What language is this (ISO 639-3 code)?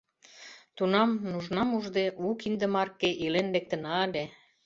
chm